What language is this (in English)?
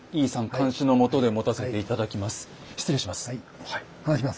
Japanese